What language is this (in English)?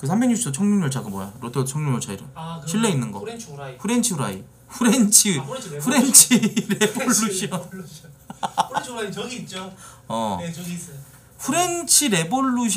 Korean